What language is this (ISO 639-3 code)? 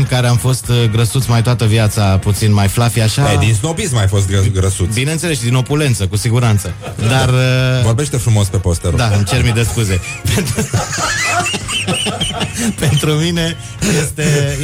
ron